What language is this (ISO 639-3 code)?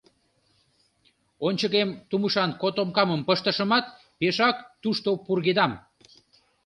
chm